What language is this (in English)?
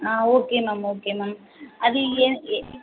Tamil